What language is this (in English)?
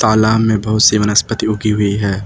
Hindi